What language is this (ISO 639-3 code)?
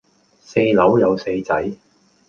yue